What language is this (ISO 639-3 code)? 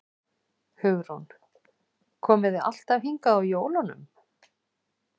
isl